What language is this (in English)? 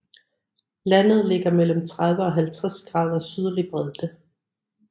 Danish